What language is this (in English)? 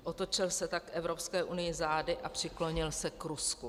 Czech